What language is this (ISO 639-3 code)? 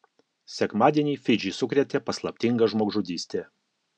lit